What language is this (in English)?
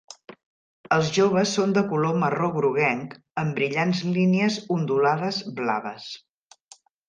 Catalan